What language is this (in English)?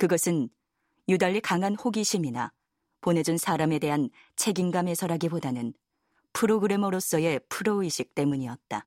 Korean